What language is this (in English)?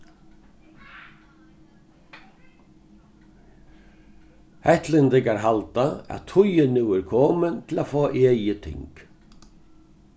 Faroese